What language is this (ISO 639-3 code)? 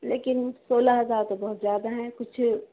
urd